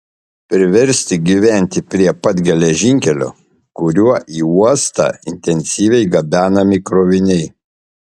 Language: Lithuanian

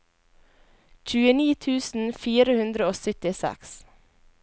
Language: Norwegian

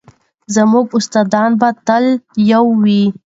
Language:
Pashto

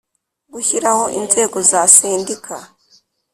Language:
Kinyarwanda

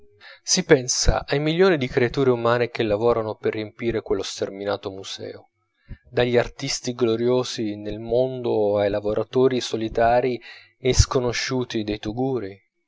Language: Italian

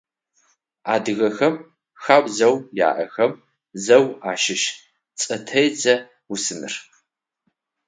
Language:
Adyghe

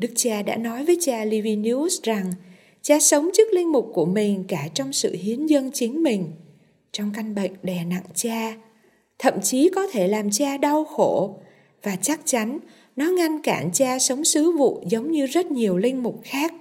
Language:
Vietnamese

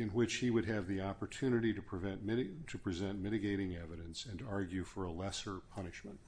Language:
English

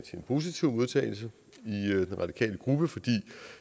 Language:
Danish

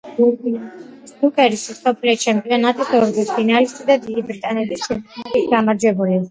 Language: Georgian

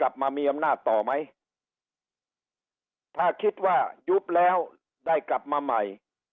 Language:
Thai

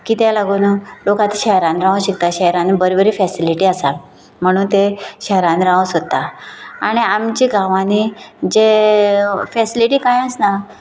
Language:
Konkani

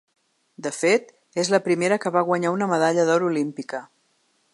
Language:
Catalan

